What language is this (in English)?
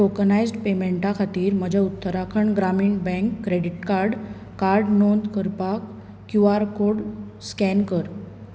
Konkani